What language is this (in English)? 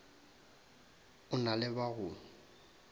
Northern Sotho